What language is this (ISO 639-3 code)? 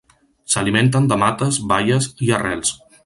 cat